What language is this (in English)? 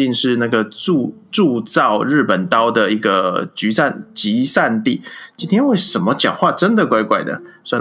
Chinese